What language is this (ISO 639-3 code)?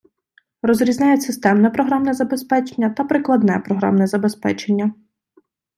ukr